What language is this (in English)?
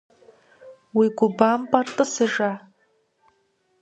Kabardian